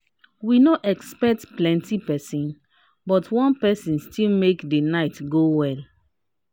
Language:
Nigerian Pidgin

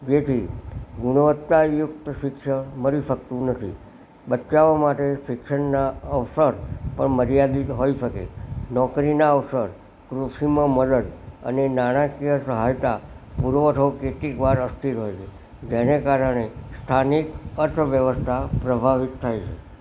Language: Gujarati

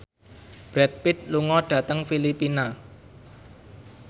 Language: Javanese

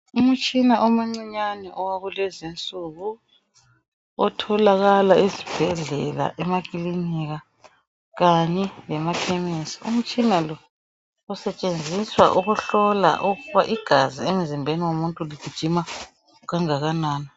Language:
North Ndebele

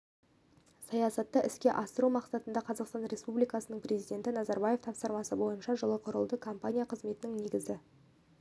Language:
Kazakh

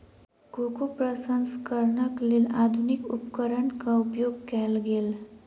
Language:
Maithili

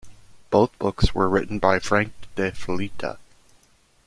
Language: English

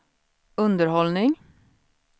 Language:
Swedish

